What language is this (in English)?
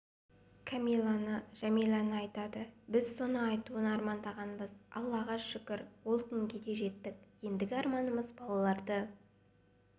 Kazakh